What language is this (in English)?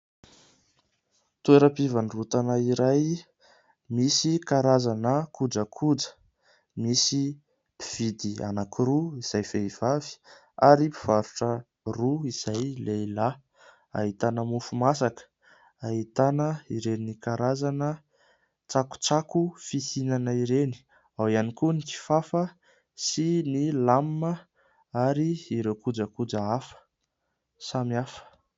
Malagasy